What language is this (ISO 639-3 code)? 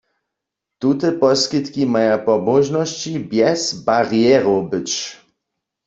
hsb